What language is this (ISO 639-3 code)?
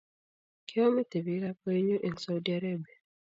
kln